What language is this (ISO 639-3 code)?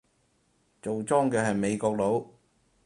yue